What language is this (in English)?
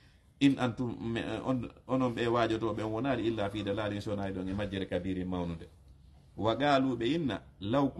Indonesian